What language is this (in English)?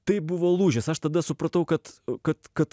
Lithuanian